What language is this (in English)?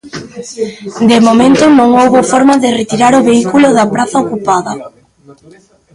Galician